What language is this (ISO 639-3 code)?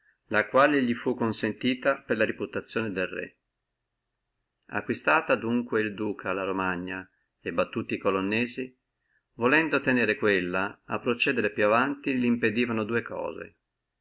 ita